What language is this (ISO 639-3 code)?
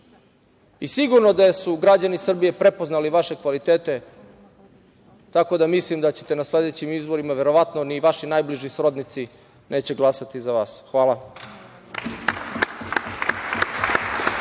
srp